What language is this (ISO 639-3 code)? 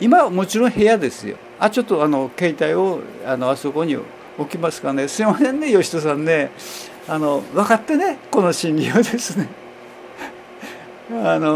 jpn